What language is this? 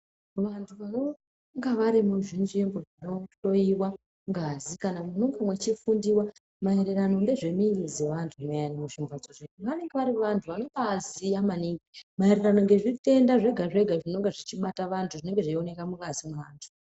Ndau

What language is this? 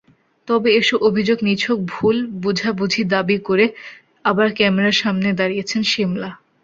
Bangla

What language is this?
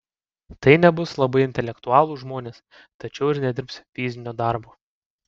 Lithuanian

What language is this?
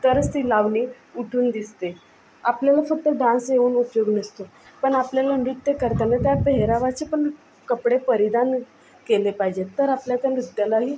Marathi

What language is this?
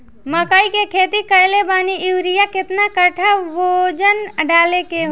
Bhojpuri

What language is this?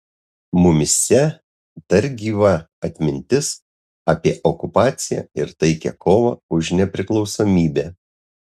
Lithuanian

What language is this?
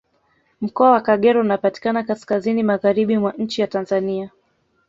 Swahili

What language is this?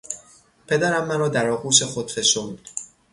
Persian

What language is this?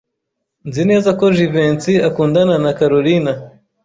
Kinyarwanda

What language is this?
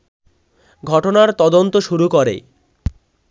Bangla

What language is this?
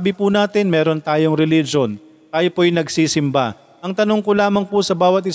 Filipino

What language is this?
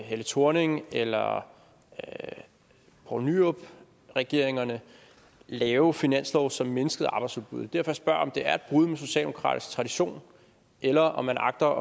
Danish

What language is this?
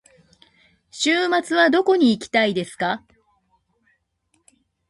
Japanese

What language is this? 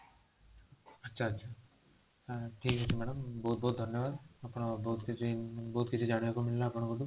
Odia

